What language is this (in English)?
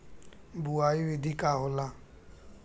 Bhojpuri